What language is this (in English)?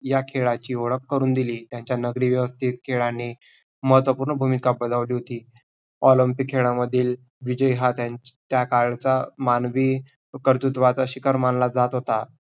Marathi